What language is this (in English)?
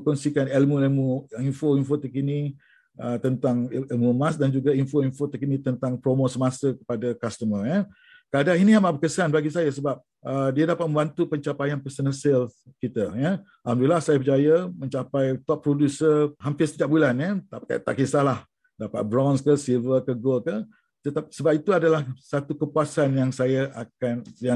Malay